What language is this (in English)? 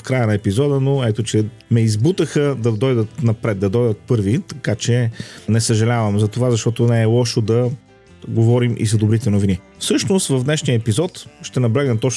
Bulgarian